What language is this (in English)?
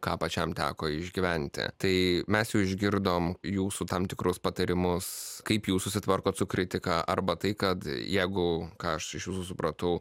Lithuanian